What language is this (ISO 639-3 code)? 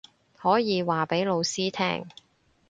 yue